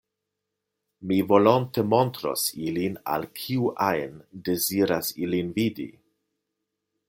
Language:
Esperanto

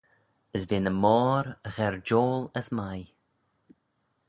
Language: Manx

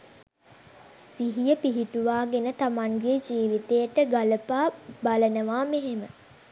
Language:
Sinhala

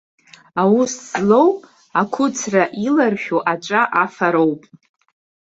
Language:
Abkhazian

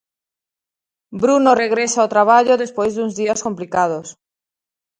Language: Galician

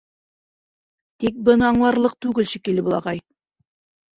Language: Bashkir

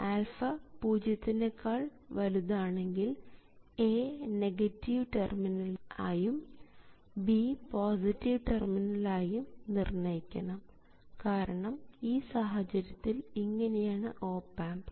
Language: Malayalam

